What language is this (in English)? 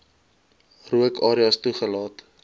Afrikaans